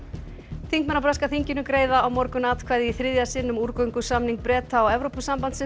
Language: Icelandic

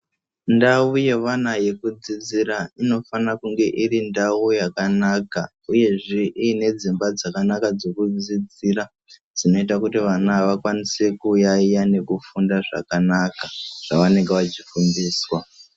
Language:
Ndau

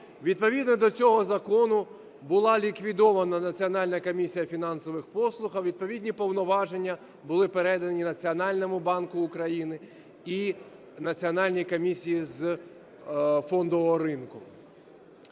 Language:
Ukrainian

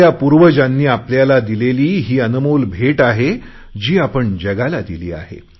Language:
Marathi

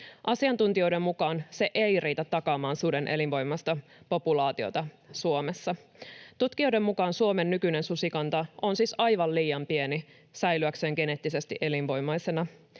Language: Finnish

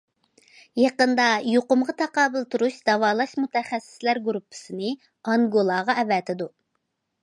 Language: Uyghur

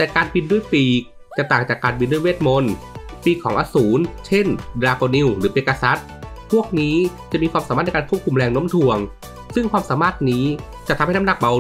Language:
Thai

